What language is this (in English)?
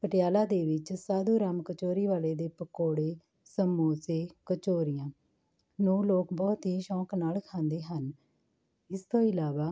Punjabi